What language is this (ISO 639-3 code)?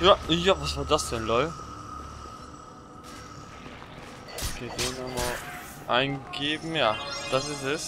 deu